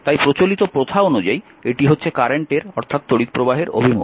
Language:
Bangla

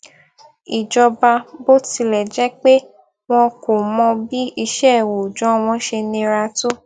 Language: Yoruba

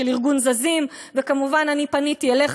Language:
Hebrew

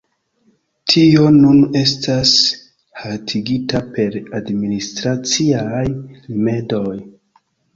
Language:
Esperanto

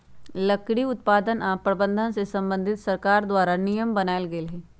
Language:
Magahi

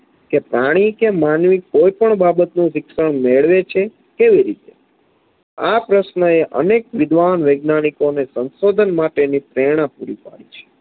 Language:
Gujarati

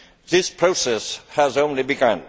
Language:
English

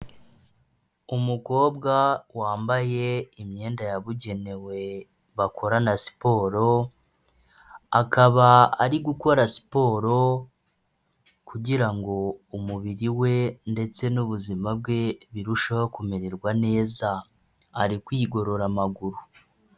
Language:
Kinyarwanda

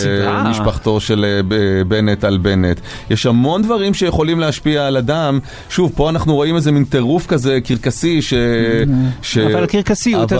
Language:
Hebrew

